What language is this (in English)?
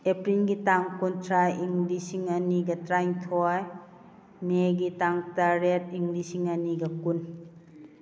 Manipuri